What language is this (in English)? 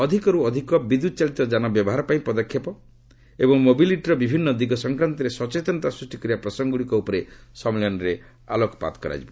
Odia